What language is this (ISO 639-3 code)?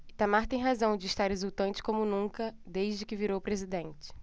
por